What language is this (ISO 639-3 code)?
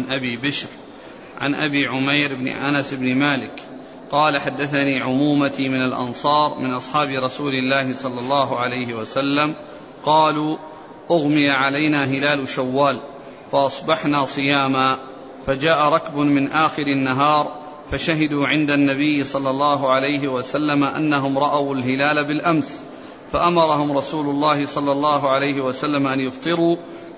ara